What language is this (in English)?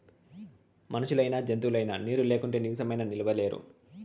Telugu